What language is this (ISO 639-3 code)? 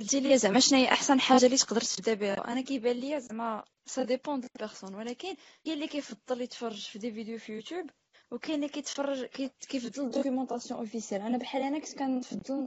ara